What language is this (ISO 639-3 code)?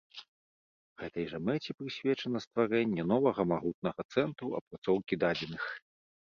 bel